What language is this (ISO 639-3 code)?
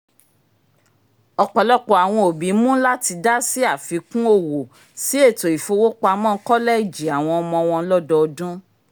yor